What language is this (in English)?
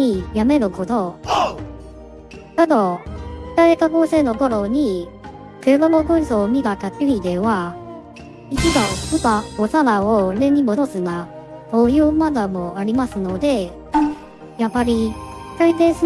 Japanese